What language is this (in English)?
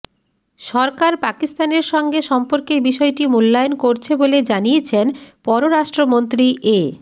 Bangla